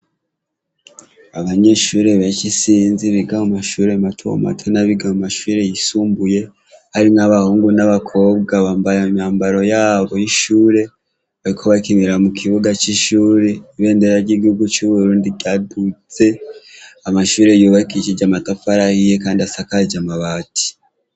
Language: Rundi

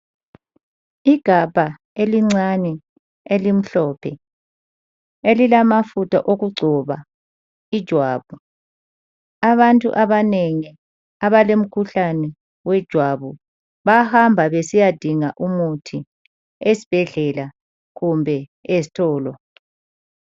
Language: North Ndebele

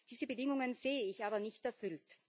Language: German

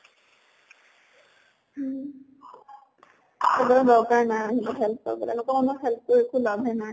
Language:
Assamese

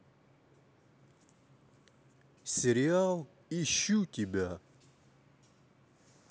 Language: Russian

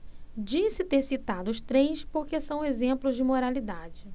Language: Portuguese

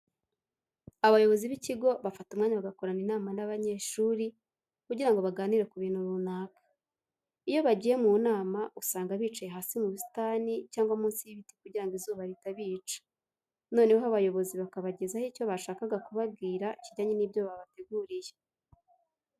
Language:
Kinyarwanda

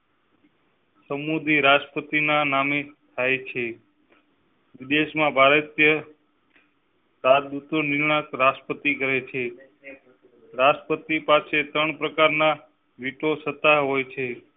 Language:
Gujarati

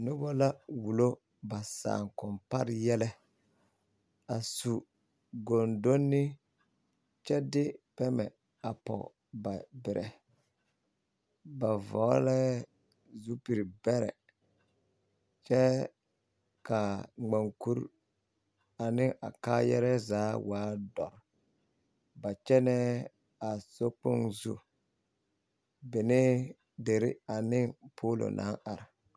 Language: Southern Dagaare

